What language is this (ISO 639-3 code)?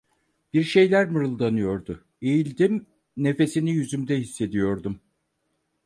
tur